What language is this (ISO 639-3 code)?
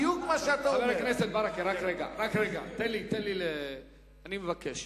heb